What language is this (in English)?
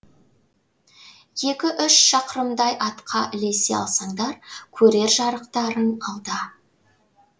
Kazakh